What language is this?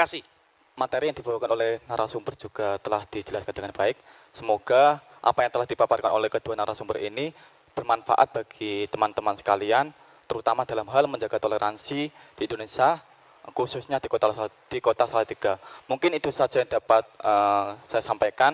Indonesian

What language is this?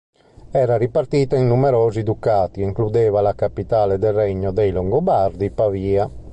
Italian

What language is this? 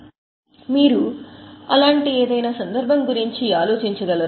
Telugu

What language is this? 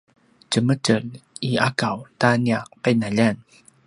Paiwan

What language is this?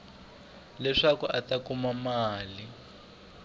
Tsonga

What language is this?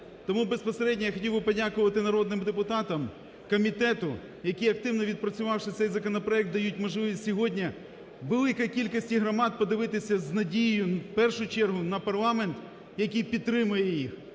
Ukrainian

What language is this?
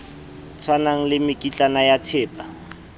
Southern Sotho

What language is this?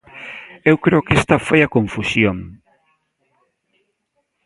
Galician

